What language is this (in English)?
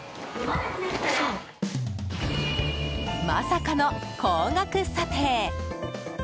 Japanese